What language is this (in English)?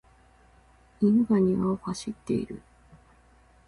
Japanese